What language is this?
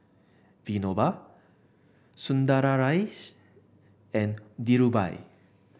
English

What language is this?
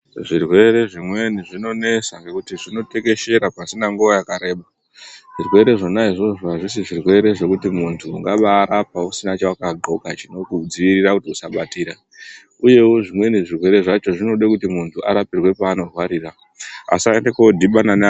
Ndau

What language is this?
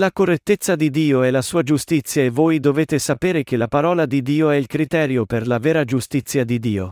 Italian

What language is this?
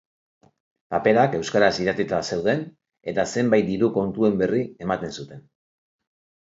Basque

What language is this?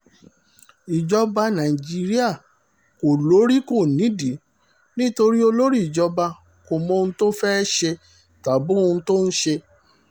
Yoruba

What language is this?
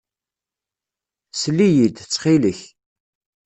Kabyle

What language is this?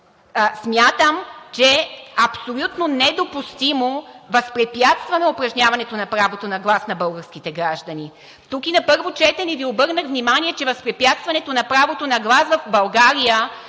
Bulgarian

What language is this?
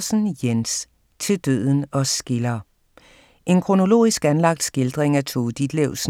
Danish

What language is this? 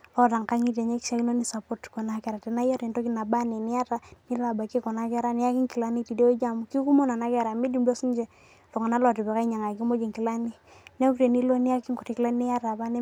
Masai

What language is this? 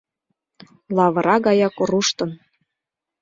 Mari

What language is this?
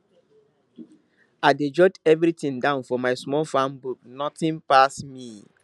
Nigerian Pidgin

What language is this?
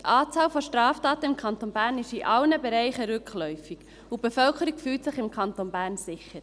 Swiss German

